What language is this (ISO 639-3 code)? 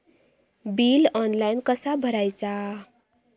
mar